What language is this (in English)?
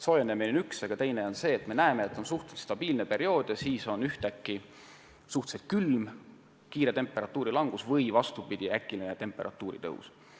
Estonian